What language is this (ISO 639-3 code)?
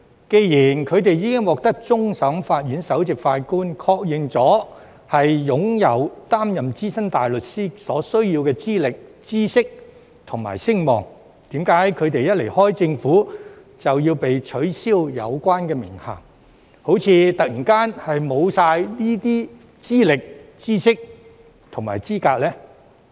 yue